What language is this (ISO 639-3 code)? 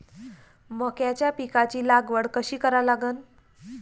mar